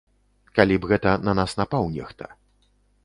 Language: Belarusian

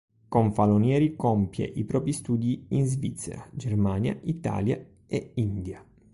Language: Italian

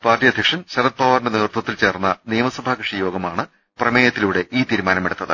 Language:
Malayalam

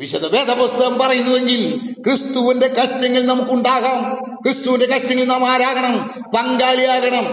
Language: Malayalam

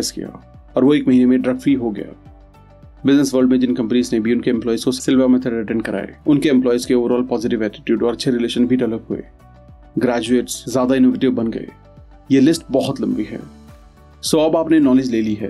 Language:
Hindi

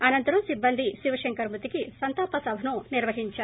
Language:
Telugu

